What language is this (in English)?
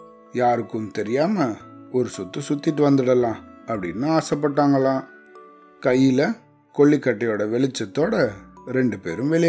Tamil